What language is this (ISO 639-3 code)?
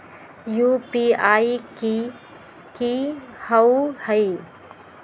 mag